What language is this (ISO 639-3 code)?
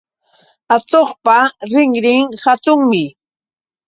qux